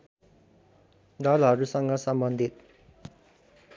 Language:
Nepali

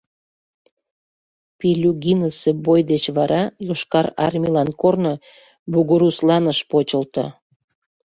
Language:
Mari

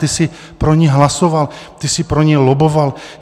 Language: Czech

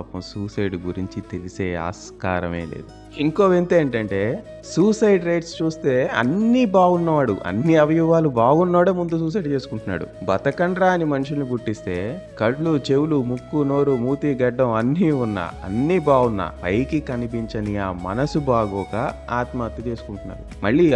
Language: Telugu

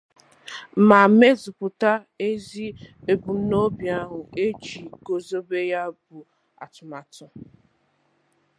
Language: Igbo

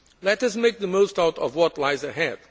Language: English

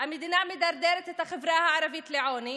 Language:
Hebrew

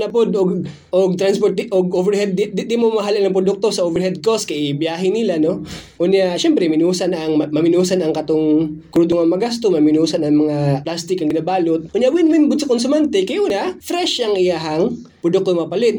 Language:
Filipino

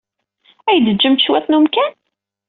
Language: Kabyle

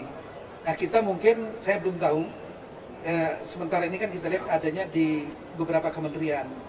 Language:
Indonesian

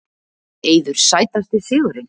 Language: Icelandic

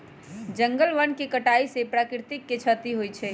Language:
Magahi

